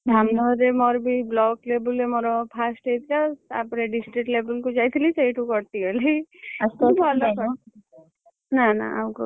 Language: Odia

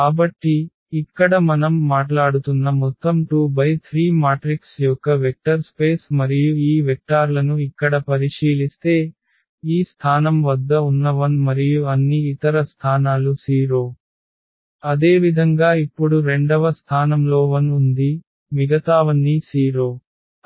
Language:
Telugu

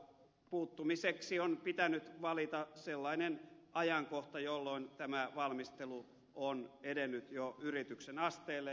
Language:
Finnish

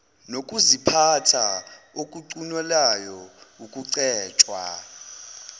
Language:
Zulu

